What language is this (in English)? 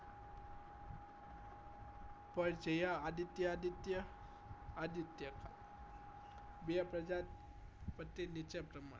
Gujarati